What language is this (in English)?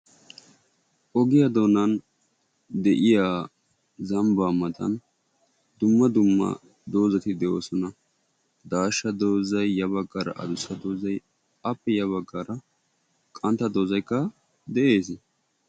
Wolaytta